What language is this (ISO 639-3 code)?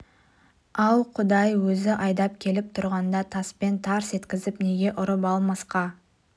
kaz